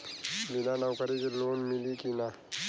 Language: Bhojpuri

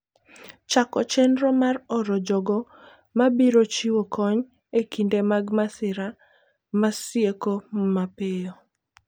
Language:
Luo (Kenya and Tanzania)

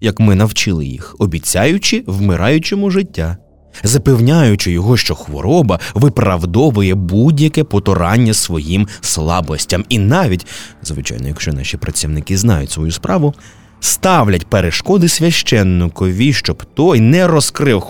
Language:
Ukrainian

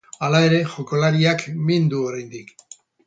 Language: Basque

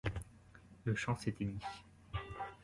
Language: French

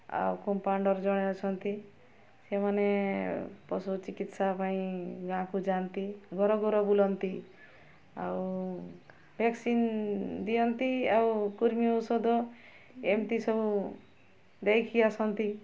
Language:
Odia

